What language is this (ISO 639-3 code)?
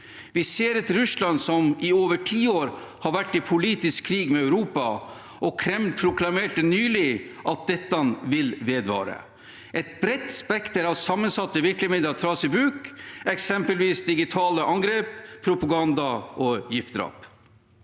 nor